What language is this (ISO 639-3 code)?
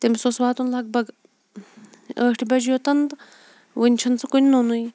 kas